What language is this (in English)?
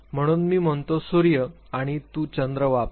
Marathi